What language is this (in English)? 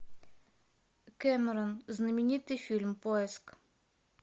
Russian